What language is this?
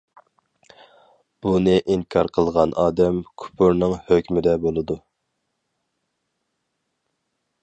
Uyghur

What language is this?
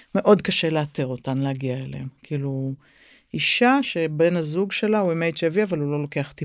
Hebrew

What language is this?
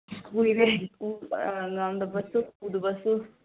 Manipuri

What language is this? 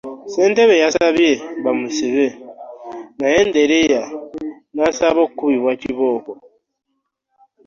Ganda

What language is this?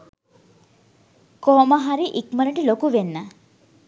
Sinhala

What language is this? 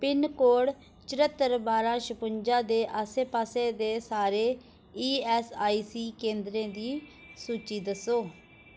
Dogri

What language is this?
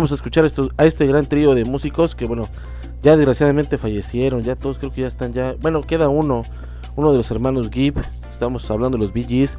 Spanish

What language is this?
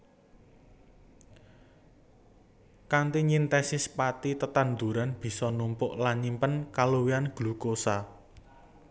Javanese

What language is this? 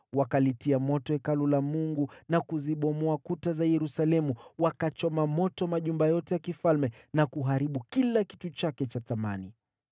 Swahili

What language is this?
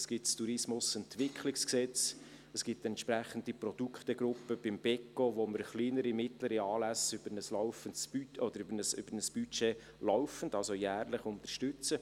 Swiss German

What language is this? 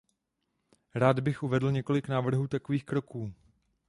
Czech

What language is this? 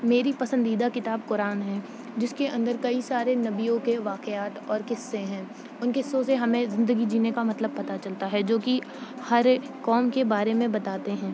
Urdu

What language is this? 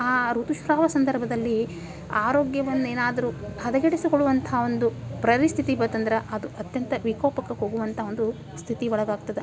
Kannada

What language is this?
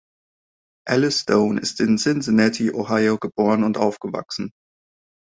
German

